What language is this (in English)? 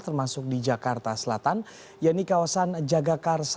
Indonesian